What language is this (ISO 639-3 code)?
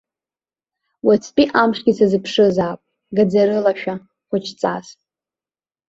abk